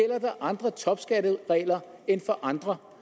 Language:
Danish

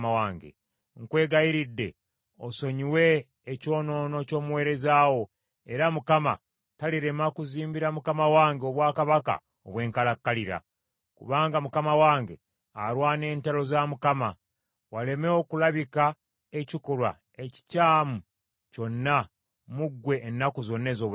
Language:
Ganda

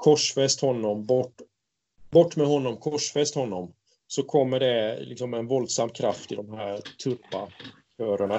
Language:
Swedish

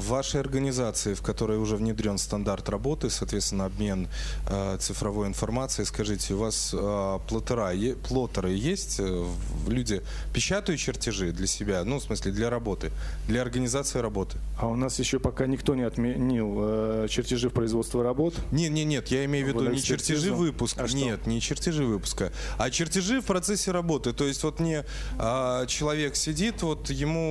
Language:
Russian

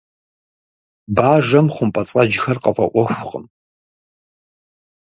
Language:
Kabardian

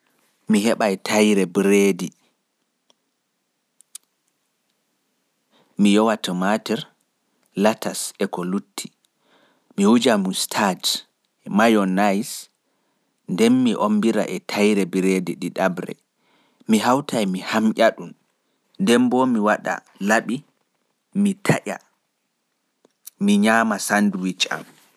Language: Pular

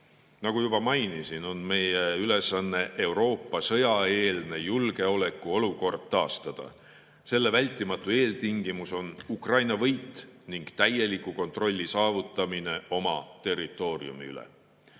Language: Estonian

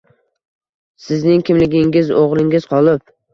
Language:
Uzbek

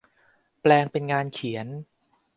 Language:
Thai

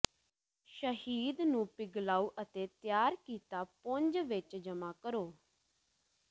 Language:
Punjabi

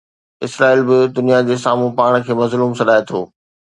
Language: Sindhi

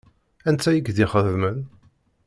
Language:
Kabyle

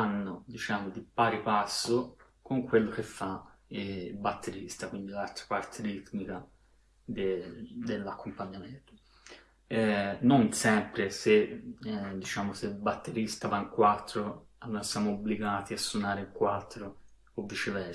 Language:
Italian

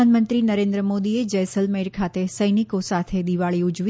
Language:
Gujarati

